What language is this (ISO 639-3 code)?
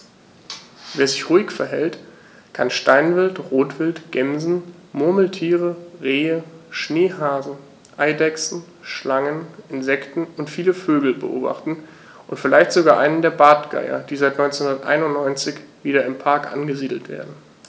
deu